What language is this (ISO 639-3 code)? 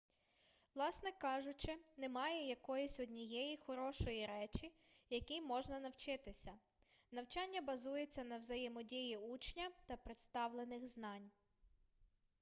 ukr